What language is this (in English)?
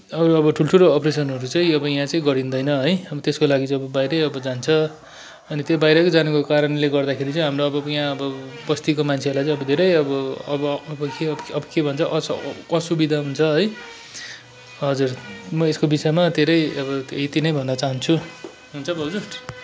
Nepali